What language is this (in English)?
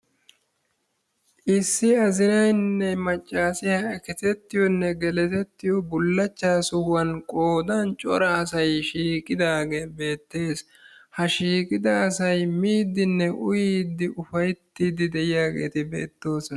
Wolaytta